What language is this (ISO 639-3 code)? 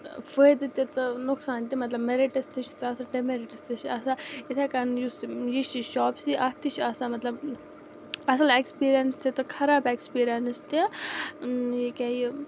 kas